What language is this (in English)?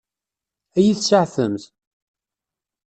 Kabyle